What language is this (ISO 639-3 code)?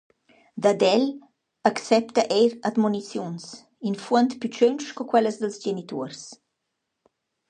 roh